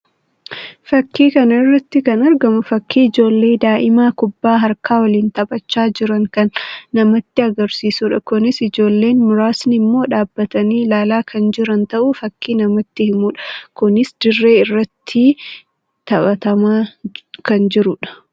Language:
Oromo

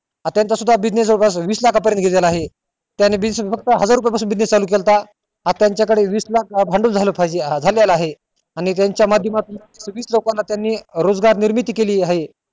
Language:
Marathi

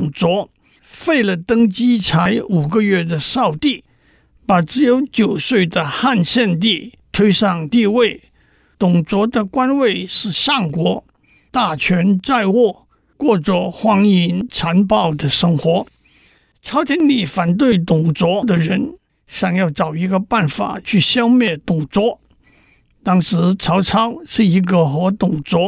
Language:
Chinese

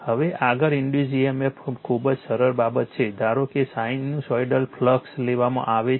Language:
Gujarati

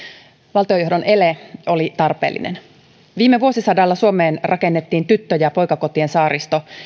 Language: Finnish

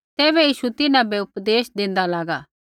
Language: Kullu Pahari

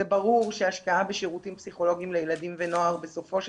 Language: Hebrew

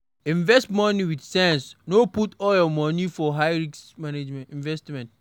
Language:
Nigerian Pidgin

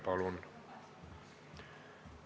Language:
Estonian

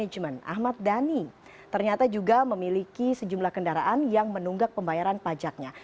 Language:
Indonesian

